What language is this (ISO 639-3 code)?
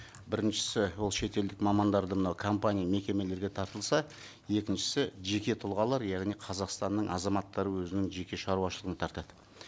kaz